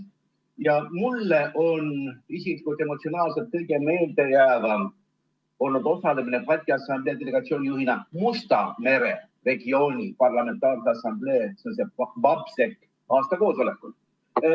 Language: Estonian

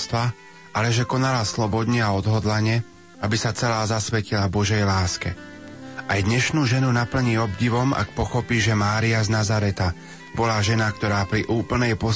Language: Slovak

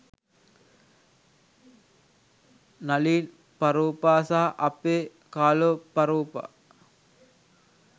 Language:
Sinhala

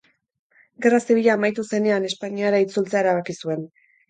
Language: Basque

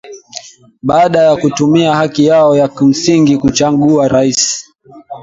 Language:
Swahili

